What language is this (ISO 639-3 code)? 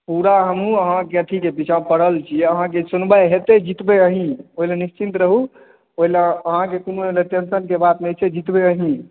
mai